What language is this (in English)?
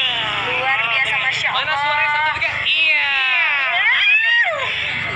Indonesian